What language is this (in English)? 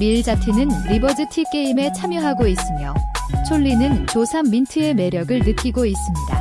Korean